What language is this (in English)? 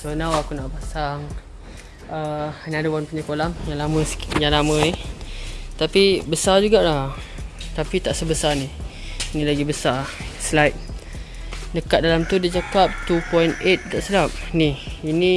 Malay